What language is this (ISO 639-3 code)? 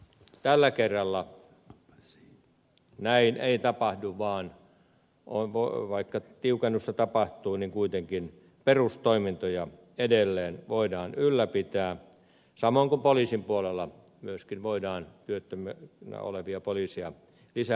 fin